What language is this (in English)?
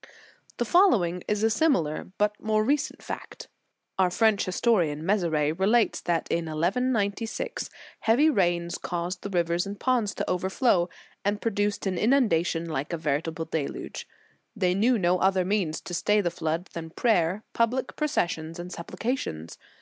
English